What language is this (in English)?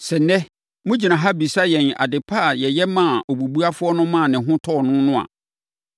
Akan